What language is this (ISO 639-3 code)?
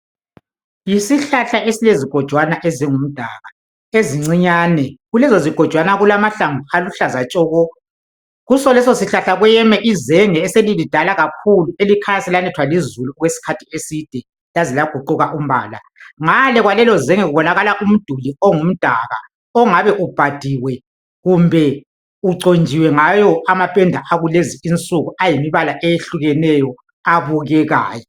nde